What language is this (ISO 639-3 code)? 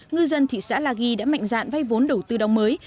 vie